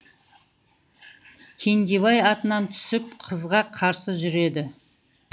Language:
Kazakh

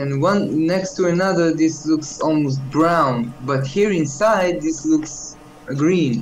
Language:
English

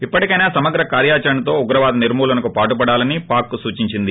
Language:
Telugu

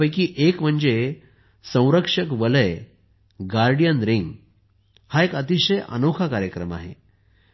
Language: Marathi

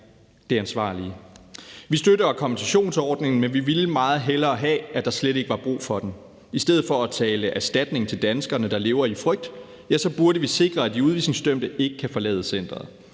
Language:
Danish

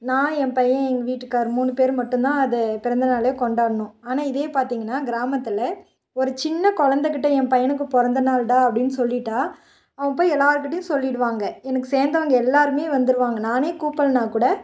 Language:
Tamil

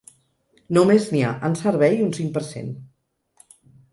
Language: Catalan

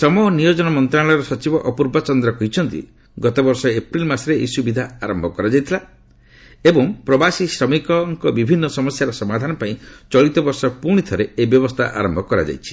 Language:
Odia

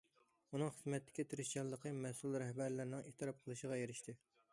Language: Uyghur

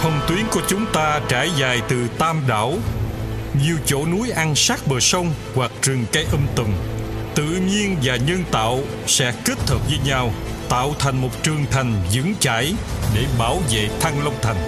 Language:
Vietnamese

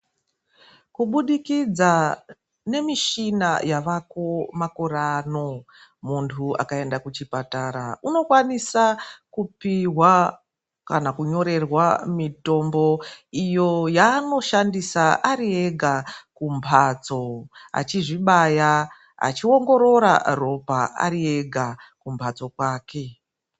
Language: Ndau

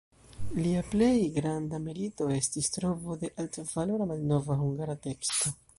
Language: Esperanto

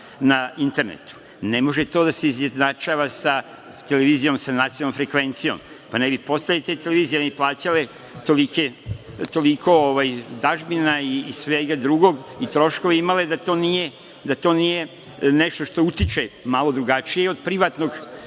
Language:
Serbian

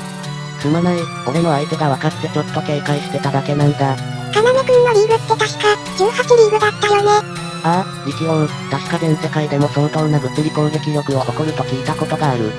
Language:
Japanese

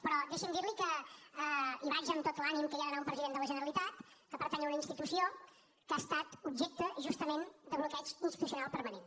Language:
Catalan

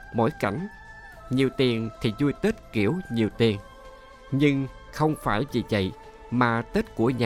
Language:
Vietnamese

